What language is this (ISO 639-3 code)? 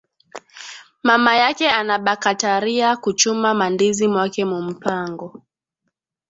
swa